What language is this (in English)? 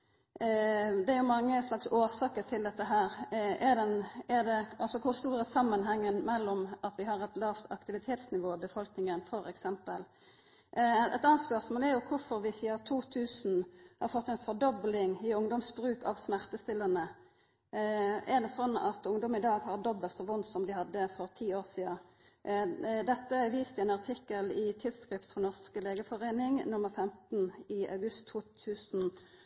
Norwegian Nynorsk